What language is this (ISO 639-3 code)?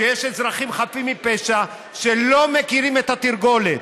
heb